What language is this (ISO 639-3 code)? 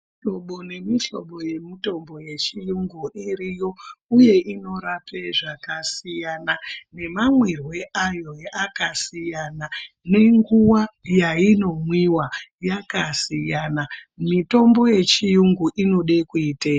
ndc